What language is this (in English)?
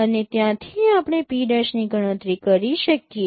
Gujarati